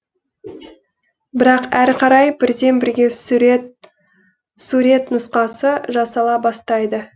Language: Kazakh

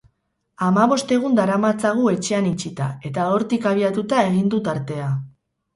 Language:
Basque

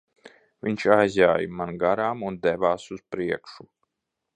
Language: Latvian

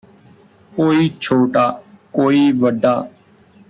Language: Punjabi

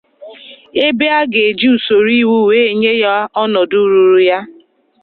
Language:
Igbo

